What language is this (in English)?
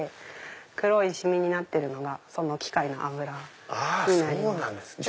Japanese